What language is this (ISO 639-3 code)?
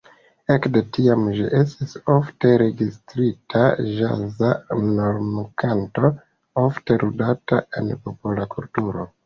epo